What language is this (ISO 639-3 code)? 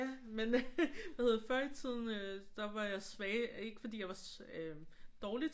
dan